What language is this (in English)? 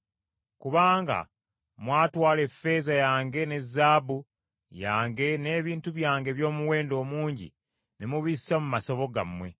Ganda